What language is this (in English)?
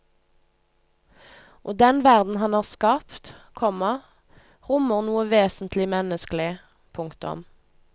Norwegian